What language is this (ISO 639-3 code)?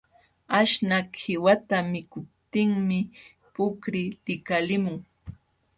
qxw